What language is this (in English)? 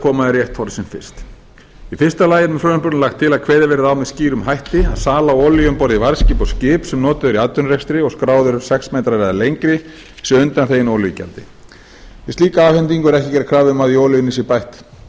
Icelandic